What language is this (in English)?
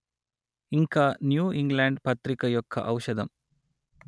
Telugu